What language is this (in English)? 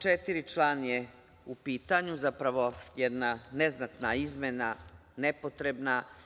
Serbian